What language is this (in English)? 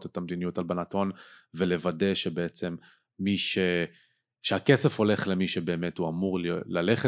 Hebrew